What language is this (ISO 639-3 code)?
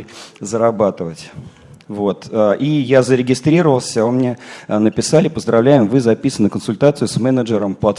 rus